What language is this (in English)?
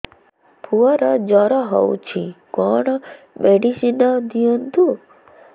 Odia